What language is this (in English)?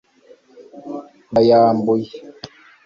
Kinyarwanda